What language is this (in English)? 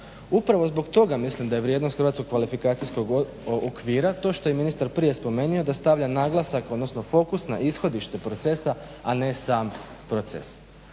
Croatian